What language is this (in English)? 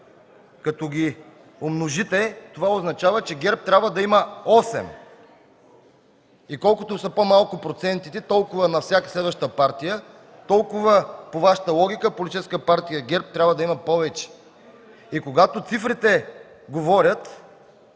Bulgarian